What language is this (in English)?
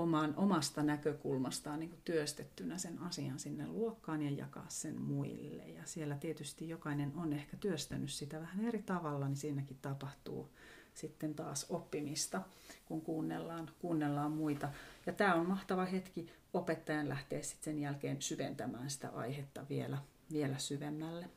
Finnish